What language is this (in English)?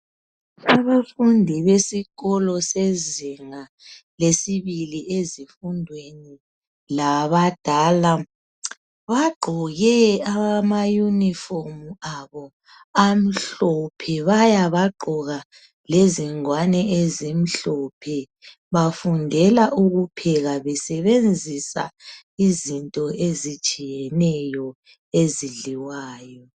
North Ndebele